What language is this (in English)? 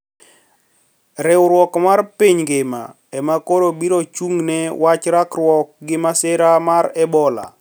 Luo (Kenya and Tanzania)